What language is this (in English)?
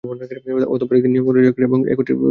Bangla